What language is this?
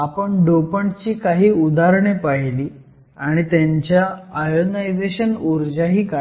Marathi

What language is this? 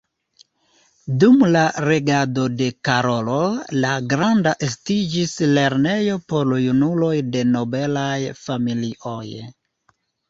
Esperanto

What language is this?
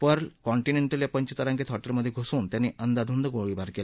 Marathi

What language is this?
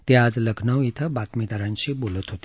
Marathi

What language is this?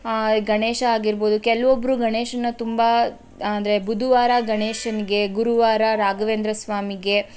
Kannada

